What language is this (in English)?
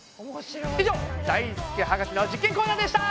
Japanese